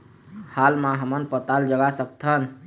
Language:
Chhattisgarhi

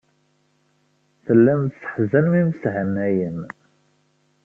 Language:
Kabyle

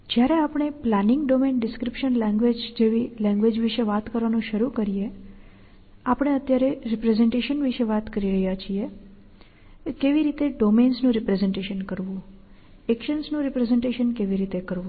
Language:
Gujarati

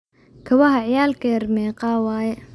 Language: Somali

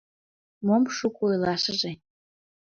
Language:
Mari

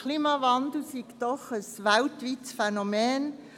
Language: Swiss German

